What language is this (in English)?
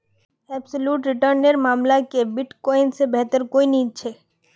Magahi